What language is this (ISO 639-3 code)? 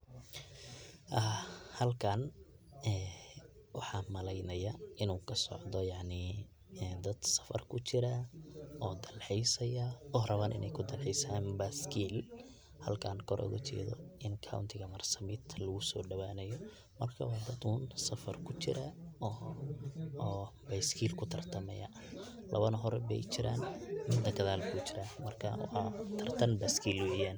som